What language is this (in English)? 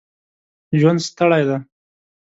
Pashto